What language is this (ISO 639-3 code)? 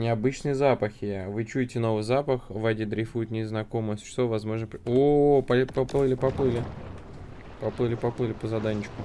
rus